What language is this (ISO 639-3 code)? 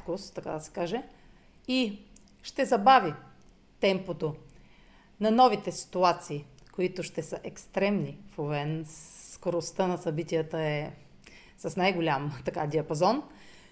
bul